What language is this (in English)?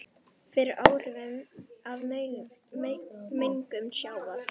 Icelandic